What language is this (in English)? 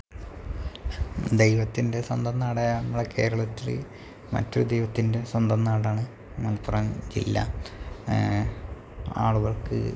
Malayalam